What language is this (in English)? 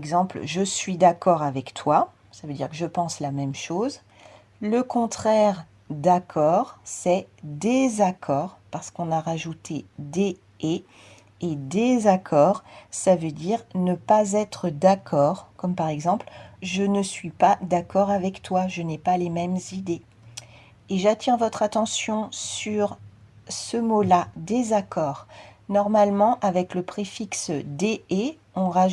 French